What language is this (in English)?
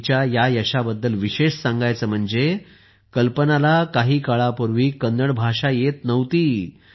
Marathi